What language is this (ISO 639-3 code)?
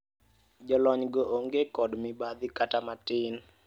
luo